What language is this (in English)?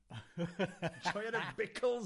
Welsh